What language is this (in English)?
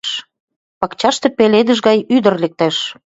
Mari